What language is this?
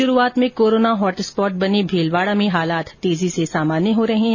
Hindi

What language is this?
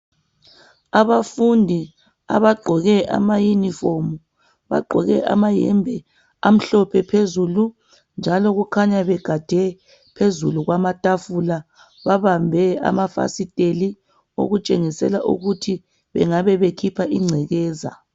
North Ndebele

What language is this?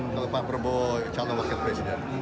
Indonesian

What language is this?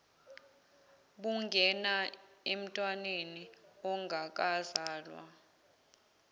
Zulu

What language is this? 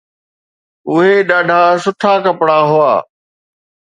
Sindhi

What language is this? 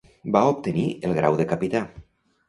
Catalan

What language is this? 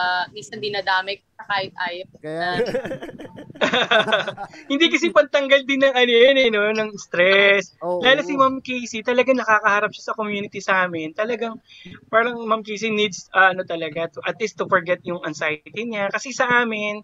Filipino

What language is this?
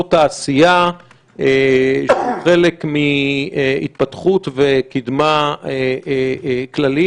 Hebrew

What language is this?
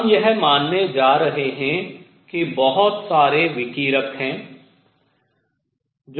Hindi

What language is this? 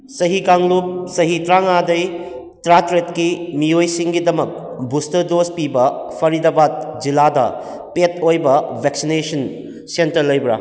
Manipuri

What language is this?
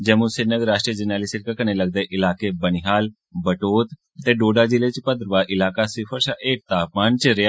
Dogri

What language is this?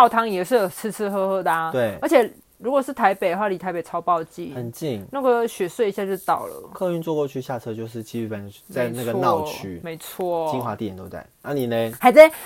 Chinese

